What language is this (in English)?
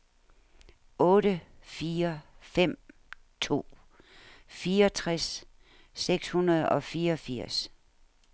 Danish